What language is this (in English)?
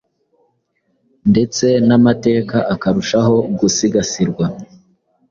Kinyarwanda